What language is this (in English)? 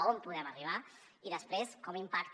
Catalan